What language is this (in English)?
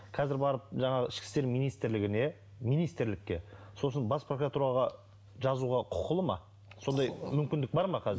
Kazakh